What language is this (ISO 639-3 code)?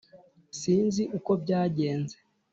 kin